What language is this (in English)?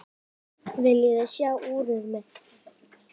Icelandic